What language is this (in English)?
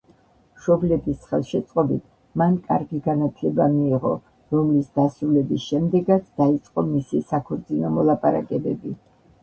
Georgian